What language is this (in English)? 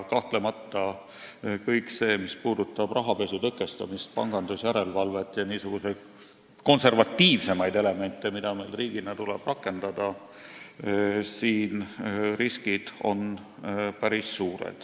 Estonian